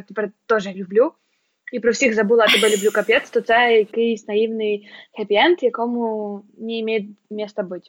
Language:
Ukrainian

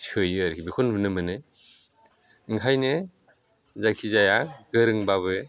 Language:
Bodo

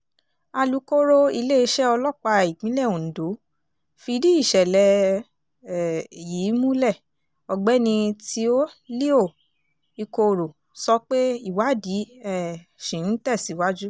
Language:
Yoruba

